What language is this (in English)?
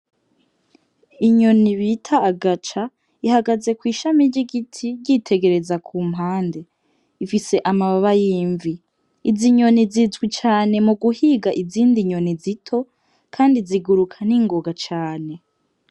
Rundi